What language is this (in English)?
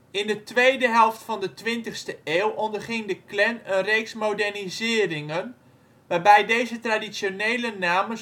Dutch